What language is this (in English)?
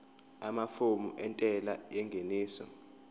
Zulu